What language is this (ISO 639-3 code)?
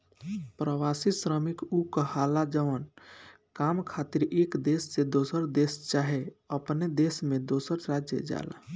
bho